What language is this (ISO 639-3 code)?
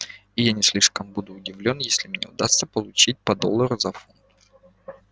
rus